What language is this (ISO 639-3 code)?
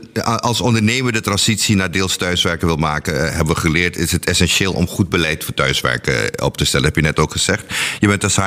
nld